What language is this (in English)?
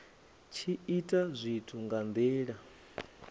Venda